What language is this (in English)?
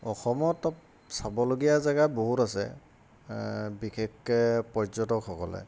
Assamese